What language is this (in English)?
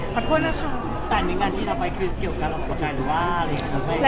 Thai